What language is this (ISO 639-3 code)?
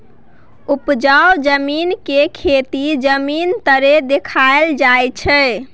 mai